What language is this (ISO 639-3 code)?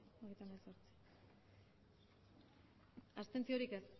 eus